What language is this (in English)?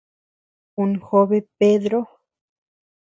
Tepeuxila Cuicatec